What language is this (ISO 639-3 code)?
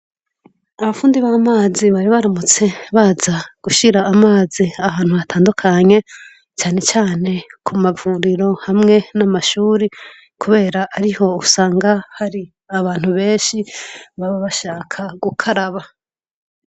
run